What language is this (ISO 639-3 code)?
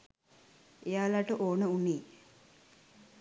sin